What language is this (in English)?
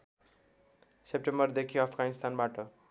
Nepali